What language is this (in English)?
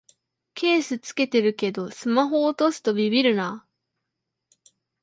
Japanese